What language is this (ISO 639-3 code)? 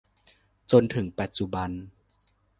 tha